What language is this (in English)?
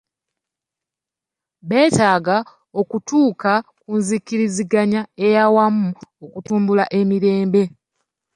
Ganda